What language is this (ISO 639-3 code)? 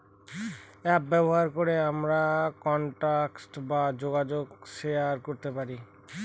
ben